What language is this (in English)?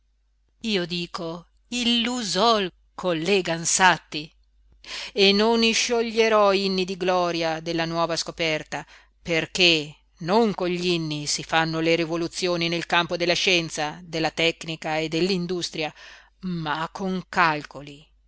Italian